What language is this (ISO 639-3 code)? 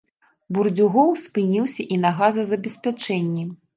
bel